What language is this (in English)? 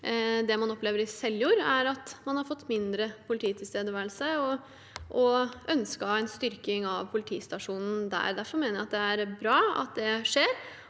Norwegian